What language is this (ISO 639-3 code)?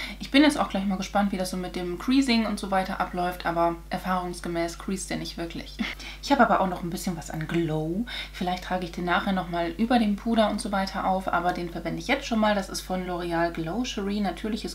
deu